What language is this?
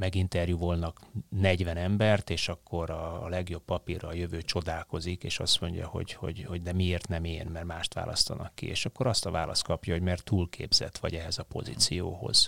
Hungarian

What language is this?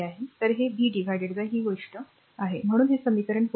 Marathi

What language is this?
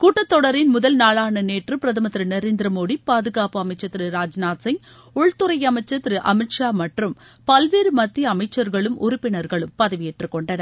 Tamil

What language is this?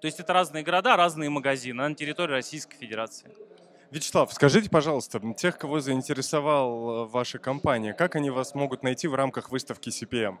Russian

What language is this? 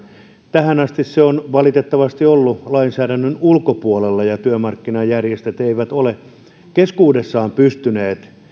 Finnish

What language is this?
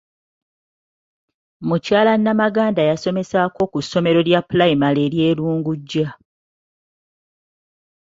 Ganda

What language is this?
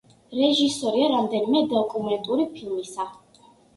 Georgian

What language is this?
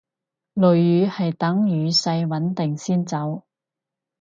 Cantonese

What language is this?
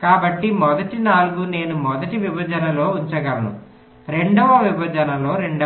Telugu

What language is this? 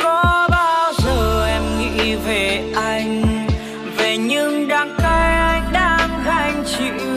Vietnamese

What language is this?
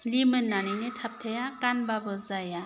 Bodo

